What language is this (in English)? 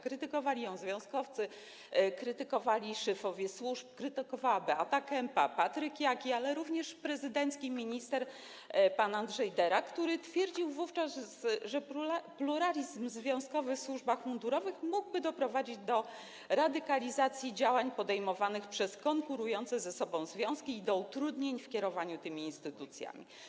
Polish